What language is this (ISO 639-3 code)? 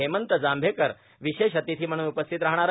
mar